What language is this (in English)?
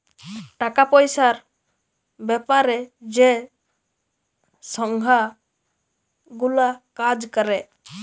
Bangla